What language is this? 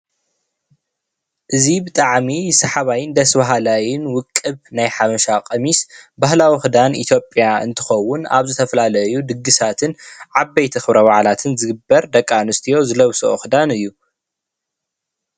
Tigrinya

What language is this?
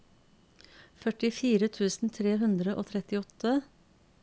Norwegian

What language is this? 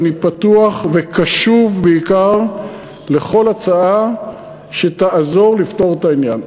Hebrew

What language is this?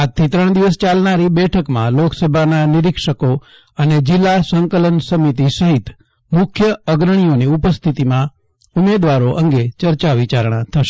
Gujarati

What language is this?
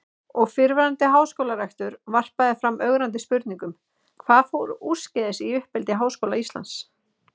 Icelandic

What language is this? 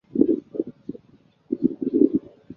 Chinese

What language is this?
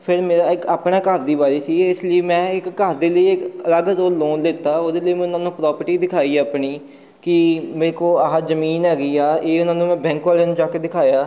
Punjabi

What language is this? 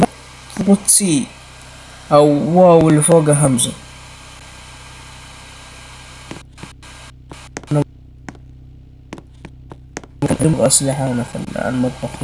Arabic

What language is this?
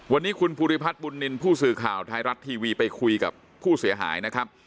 Thai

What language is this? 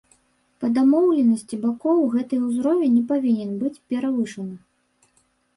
Belarusian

